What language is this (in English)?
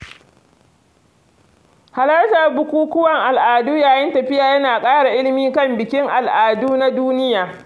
Hausa